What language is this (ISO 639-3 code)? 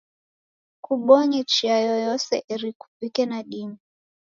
dav